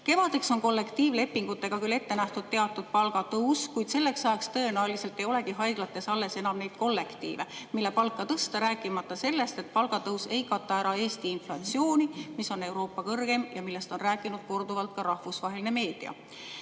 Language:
Estonian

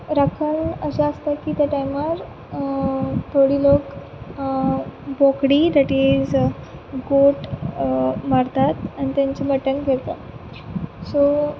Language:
Konkani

